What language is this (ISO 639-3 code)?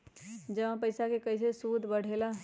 mag